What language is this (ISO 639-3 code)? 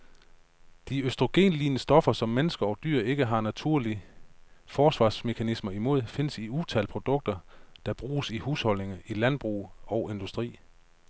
dan